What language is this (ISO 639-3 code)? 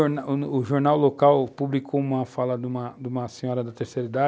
por